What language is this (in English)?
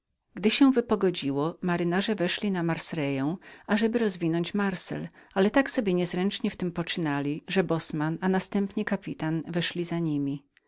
Polish